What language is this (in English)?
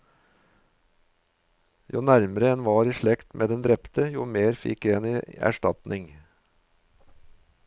Norwegian